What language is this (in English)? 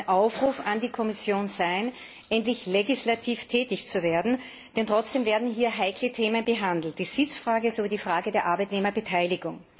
German